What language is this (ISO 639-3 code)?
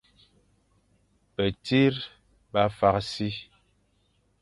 fan